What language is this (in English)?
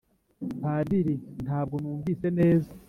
Kinyarwanda